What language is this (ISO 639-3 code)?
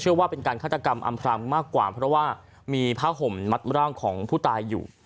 tha